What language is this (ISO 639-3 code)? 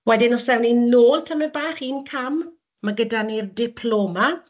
cym